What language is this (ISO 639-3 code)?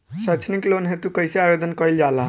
bho